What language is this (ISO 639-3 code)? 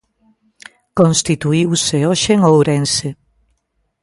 glg